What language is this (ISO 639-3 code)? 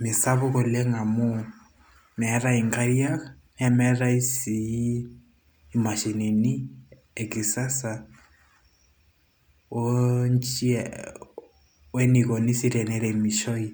mas